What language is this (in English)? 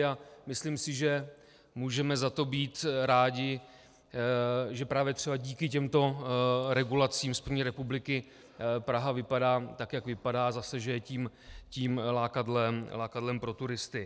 Czech